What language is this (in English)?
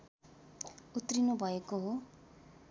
Nepali